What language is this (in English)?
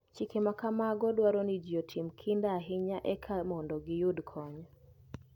Luo (Kenya and Tanzania)